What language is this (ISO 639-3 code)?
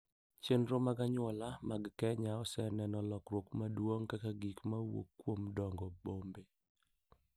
luo